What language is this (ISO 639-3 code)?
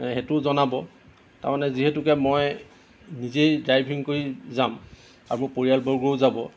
asm